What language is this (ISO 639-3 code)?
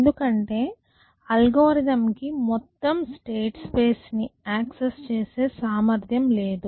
tel